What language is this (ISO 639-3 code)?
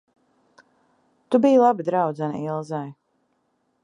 lav